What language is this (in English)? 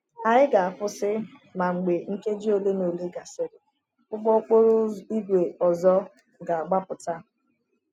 Igbo